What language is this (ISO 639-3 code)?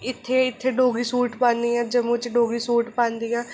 doi